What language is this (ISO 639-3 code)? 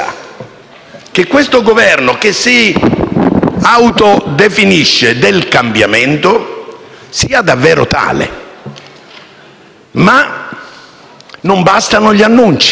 ita